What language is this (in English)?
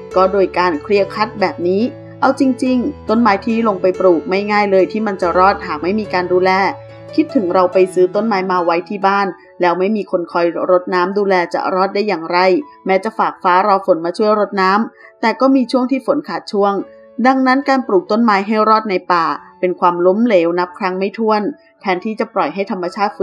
Thai